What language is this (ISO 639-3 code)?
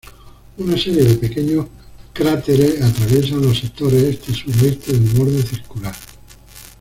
spa